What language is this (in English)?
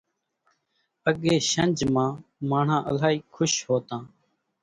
Kachi Koli